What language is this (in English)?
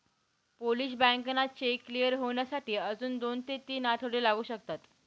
Marathi